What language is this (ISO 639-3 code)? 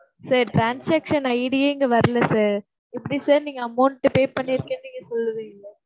tam